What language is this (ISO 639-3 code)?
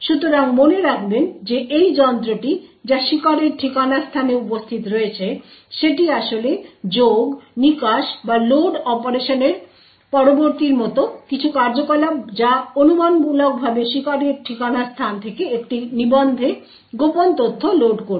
ben